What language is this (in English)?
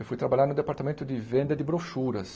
Portuguese